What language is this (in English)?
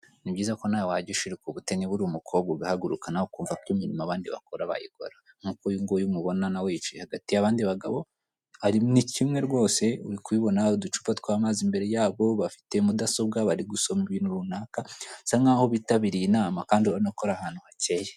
Kinyarwanda